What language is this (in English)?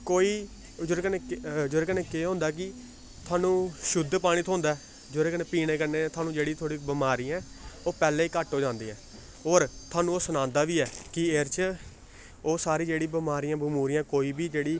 Dogri